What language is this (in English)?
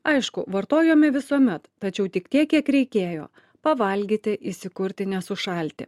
Lithuanian